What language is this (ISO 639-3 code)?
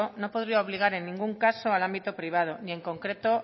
spa